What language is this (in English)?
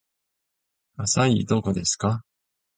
Japanese